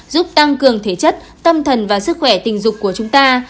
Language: Vietnamese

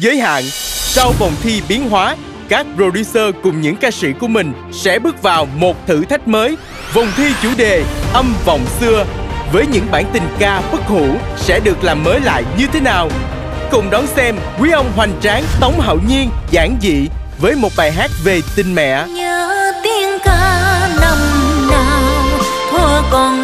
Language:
Vietnamese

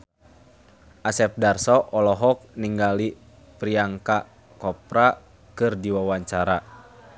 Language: Sundanese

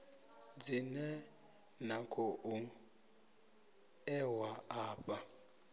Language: Venda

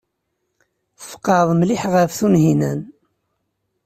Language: Kabyle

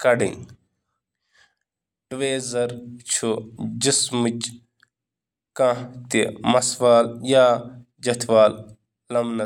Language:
Kashmiri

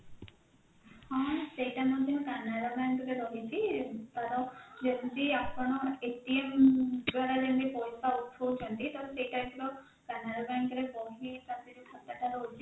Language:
Odia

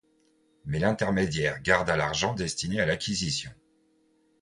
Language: French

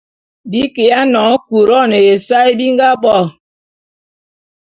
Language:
Bulu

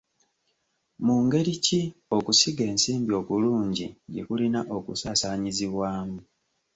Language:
Ganda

